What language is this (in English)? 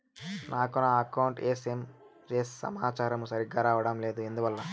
Telugu